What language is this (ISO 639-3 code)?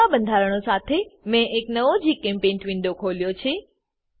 guj